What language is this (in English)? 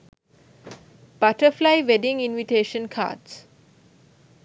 Sinhala